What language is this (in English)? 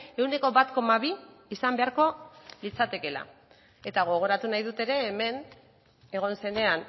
Basque